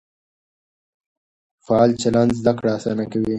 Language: Pashto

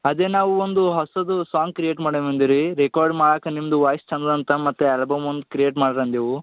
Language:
Kannada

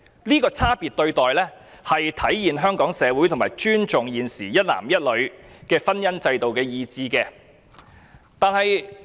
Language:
Cantonese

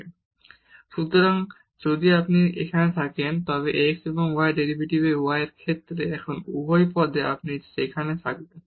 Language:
Bangla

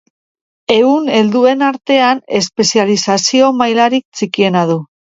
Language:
Basque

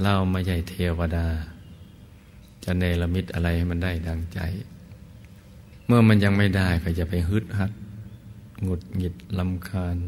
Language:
Thai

